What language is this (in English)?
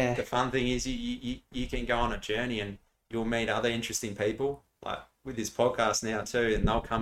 English